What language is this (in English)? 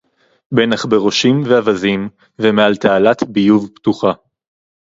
Hebrew